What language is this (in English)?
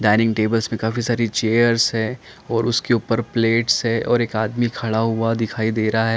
Hindi